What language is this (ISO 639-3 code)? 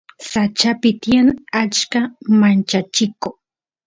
qus